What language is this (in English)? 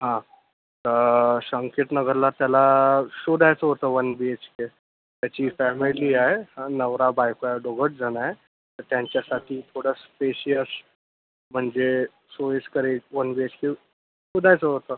Marathi